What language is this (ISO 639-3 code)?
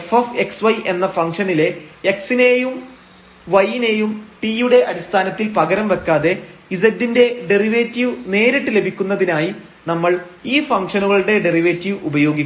mal